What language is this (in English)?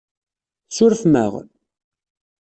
Kabyle